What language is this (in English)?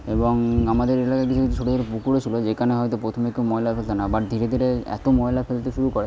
Bangla